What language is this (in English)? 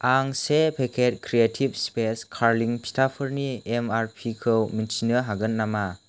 Bodo